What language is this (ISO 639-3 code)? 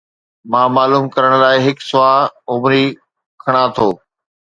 snd